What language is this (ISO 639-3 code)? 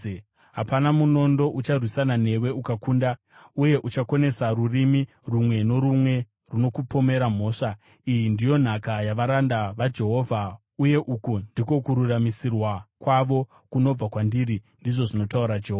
sna